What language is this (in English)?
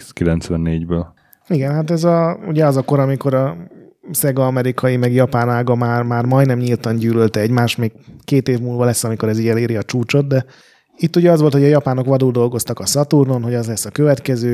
Hungarian